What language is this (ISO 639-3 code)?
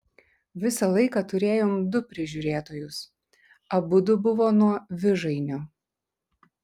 lit